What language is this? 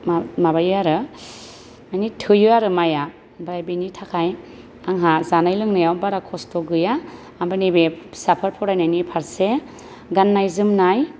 Bodo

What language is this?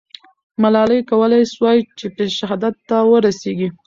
Pashto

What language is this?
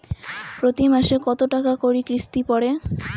Bangla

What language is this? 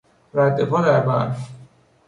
Persian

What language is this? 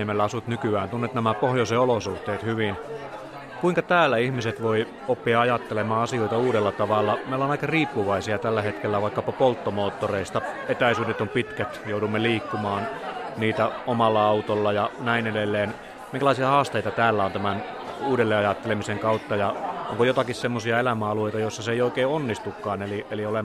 Finnish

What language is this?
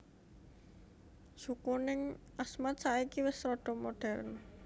Javanese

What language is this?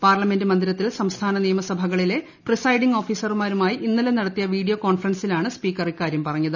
Malayalam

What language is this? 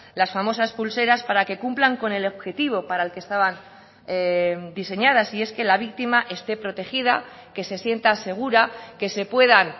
Spanish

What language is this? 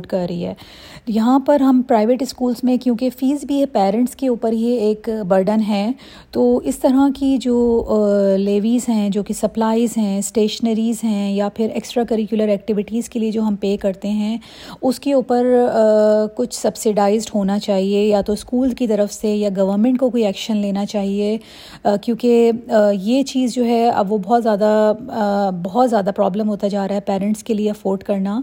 Urdu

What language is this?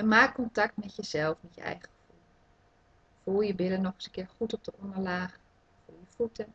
Dutch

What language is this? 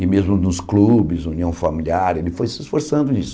Portuguese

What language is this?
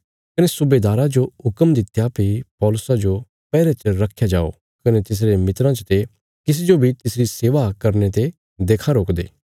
Bilaspuri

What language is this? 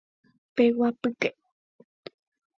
Guarani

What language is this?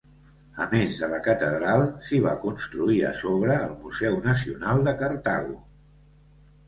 Catalan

